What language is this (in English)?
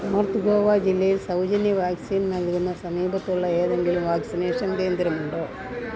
Malayalam